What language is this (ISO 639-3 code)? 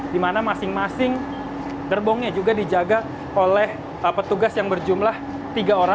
ind